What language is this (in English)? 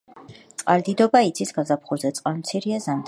Georgian